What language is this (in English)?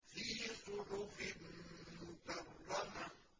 Arabic